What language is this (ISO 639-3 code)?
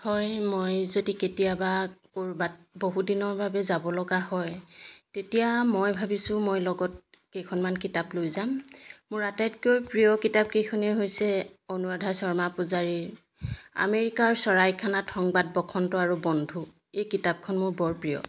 asm